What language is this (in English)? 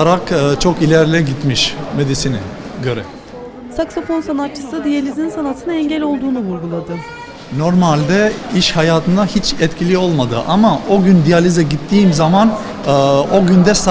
Turkish